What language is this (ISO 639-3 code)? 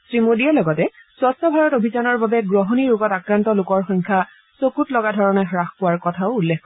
asm